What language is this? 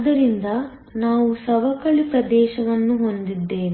Kannada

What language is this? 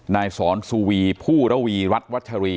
Thai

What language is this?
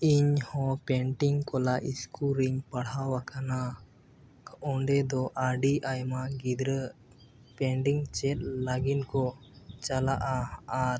Santali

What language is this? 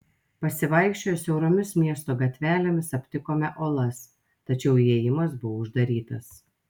Lithuanian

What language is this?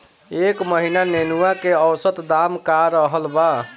Bhojpuri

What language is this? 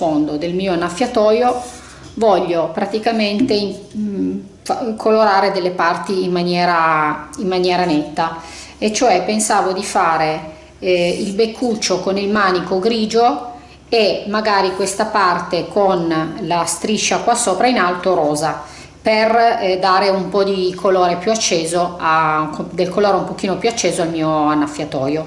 Italian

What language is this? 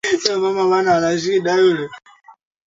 Swahili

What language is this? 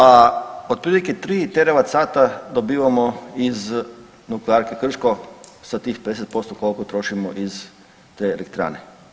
Croatian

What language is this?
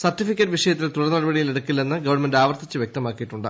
Malayalam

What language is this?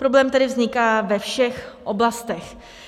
Czech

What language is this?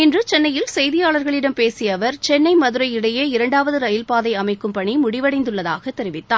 Tamil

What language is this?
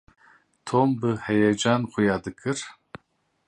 Kurdish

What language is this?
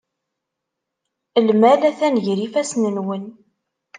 Kabyle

